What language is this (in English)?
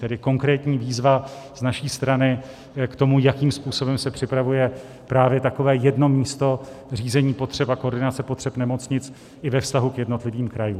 Czech